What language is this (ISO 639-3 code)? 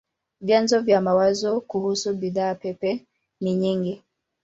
swa